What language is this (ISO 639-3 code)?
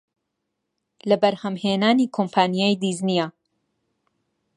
ckb